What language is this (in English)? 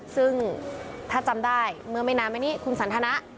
Thai